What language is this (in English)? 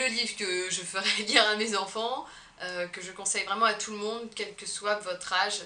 French